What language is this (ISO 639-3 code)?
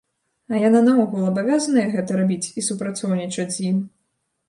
bel